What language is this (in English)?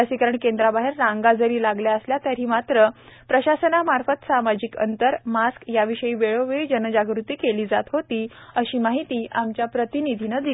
Marathi